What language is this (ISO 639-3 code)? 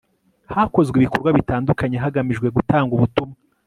kin